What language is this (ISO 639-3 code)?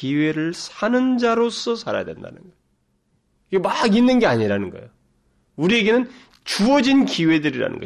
kor